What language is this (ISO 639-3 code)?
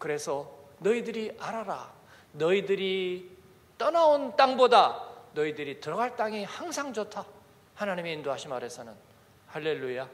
kor